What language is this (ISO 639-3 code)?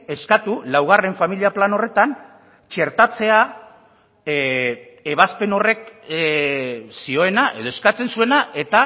eus